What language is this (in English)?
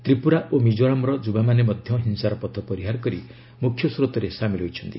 Odia